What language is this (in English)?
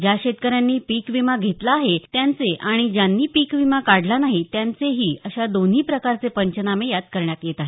Marathi